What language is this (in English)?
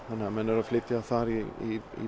Icelandic